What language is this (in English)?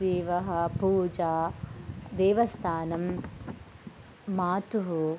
Sanskrit